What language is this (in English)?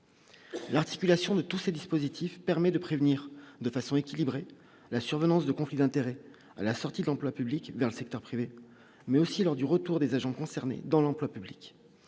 French